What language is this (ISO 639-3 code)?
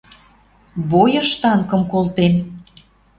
mrj